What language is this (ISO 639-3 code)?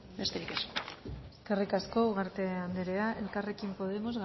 eus